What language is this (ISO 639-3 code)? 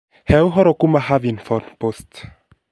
kik